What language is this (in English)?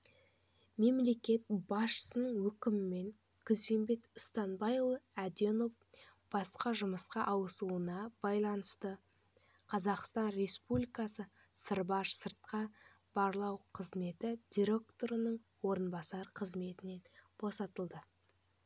Kazakh